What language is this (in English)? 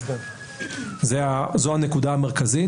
Hebrew